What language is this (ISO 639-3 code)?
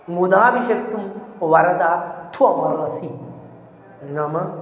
san